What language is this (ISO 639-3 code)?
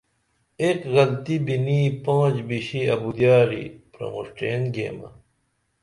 dml